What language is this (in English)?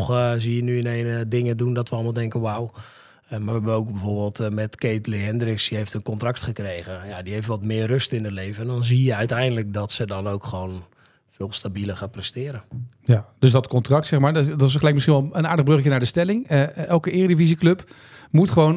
Dutch